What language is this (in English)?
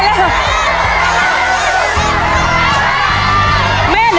Thai